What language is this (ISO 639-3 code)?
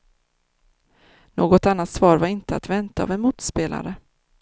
swe